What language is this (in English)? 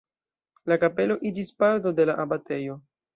Esperanto